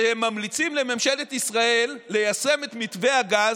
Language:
Hebrew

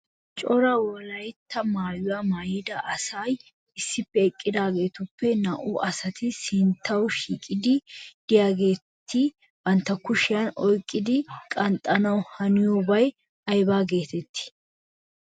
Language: Wolaytta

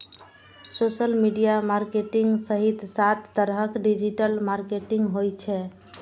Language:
Maithili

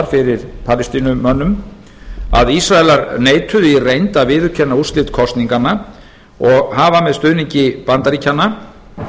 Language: Icelandic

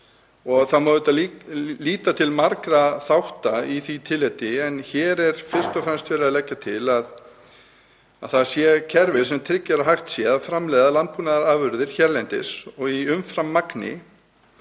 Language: Icelandic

